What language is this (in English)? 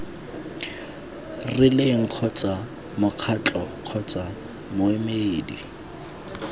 Tswana